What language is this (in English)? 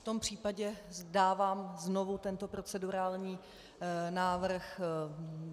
Czech